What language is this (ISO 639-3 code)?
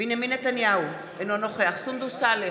heb